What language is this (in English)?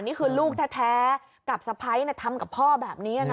Thai